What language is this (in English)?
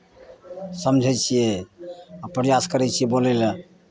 Maithili